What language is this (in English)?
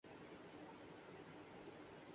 Urdu